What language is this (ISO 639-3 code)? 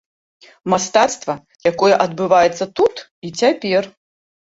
bel